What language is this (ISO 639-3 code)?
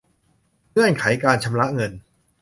tha